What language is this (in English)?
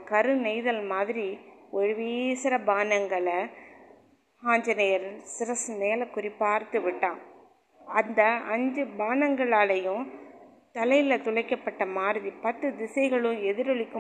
Tamil